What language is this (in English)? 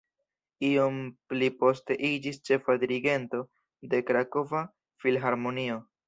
Esperanto